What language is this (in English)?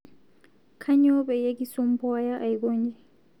Masai